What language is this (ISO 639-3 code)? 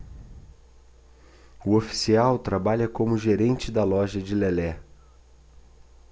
por